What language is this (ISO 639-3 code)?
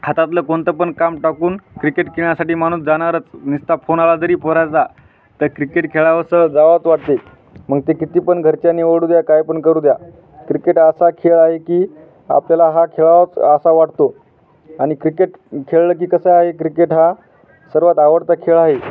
mar